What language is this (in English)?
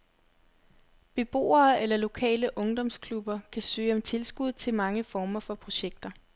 Danish